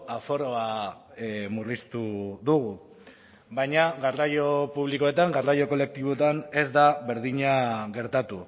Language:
Basque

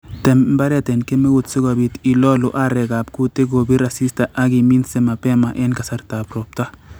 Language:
Kalenjin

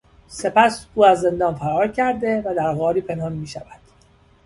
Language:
Persian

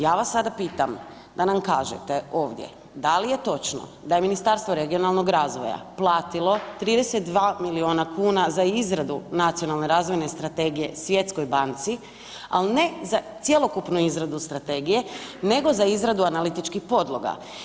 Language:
Croatian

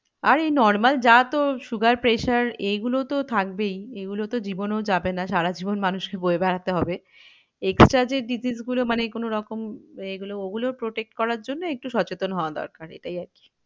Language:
Bangla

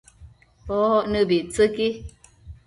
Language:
Matsés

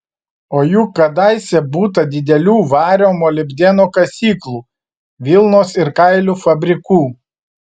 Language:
Lithuanian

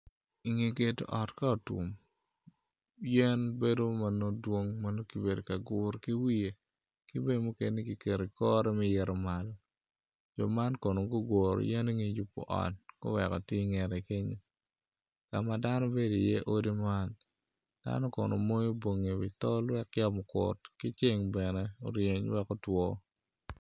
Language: Acoli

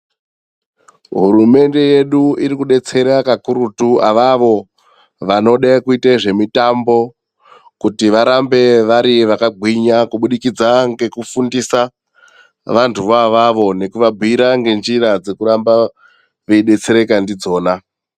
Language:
Ndau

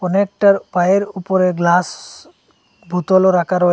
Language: Bangla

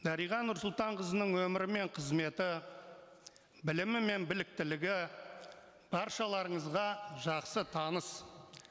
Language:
Kazakh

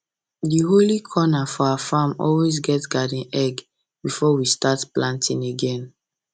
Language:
Nigerian Pidgin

